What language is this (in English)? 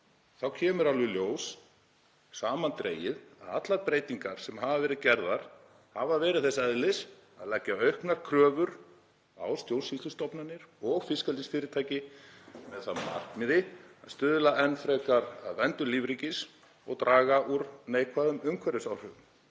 Icelandic